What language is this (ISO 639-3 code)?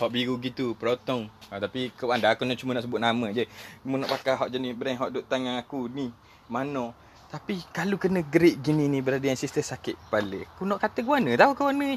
msa